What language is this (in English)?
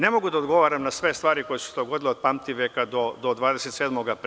Serbian